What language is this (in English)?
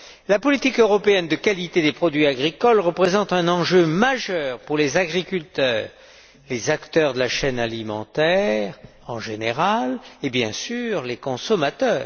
French